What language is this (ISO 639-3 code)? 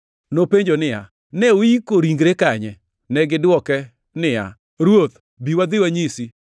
luo